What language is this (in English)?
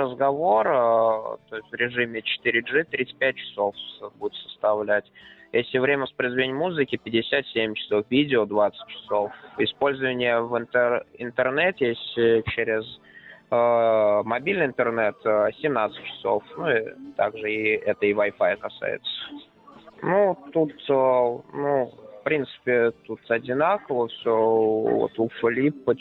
Russian